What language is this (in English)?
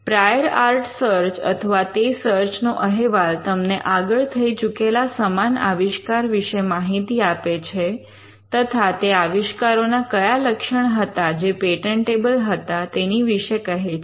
Gujarati